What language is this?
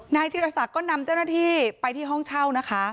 Thai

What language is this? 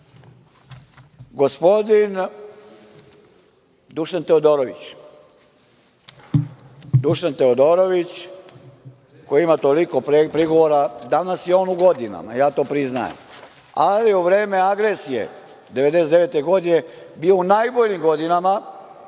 Serbian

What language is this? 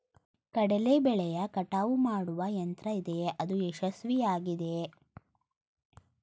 Kannada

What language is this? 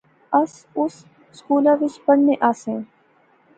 Pahari-Potwari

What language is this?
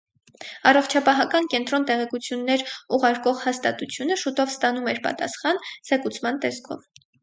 Armenian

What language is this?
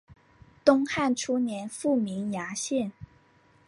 Chinese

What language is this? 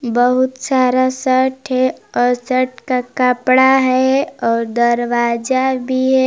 Hindi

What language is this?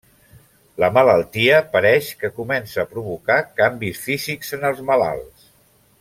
Catalan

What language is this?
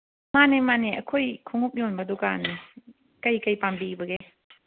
Manipuri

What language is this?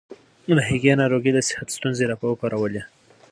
Pashto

